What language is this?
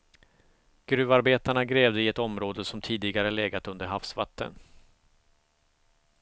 Swedish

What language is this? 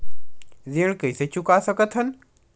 Chhattisgarhi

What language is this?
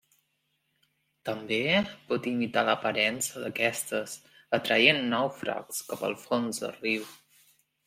Catalan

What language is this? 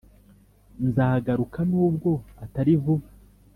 Kinyarwanda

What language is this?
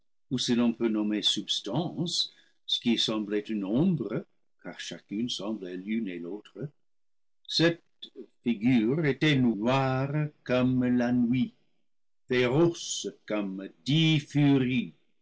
French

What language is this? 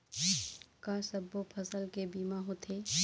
Chhattisgarhi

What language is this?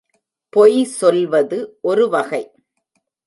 Tamil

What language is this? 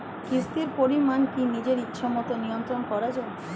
Bangla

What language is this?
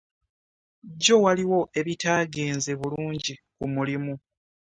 Ganda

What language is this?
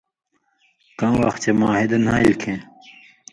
Indus Kohistani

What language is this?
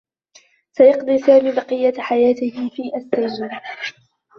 Arabic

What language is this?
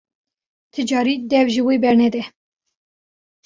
Kurdish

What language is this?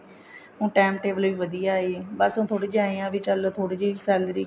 Punjabi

